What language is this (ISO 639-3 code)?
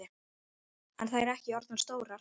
isl